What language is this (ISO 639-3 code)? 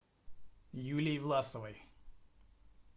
rus